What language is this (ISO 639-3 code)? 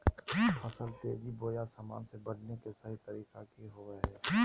mag